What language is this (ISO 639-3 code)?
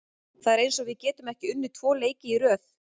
isl